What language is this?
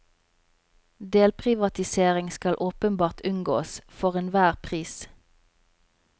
Norwegian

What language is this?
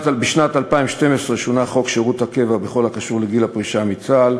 Hebrew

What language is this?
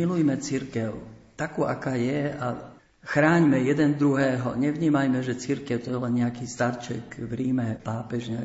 Slovak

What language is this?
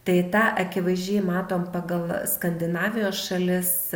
Lithuanian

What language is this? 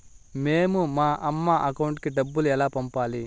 Telugu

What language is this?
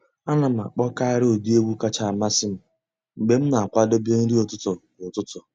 Igbo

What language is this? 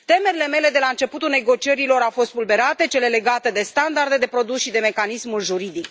Romanian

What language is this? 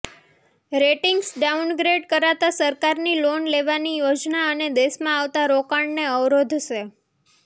Gujarati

